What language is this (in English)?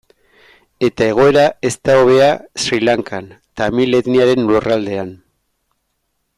Basque